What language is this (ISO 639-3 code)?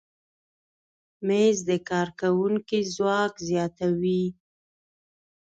pus